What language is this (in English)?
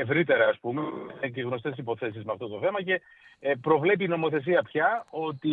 Greek